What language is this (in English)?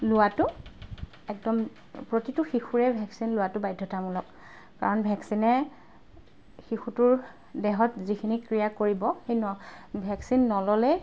Assamese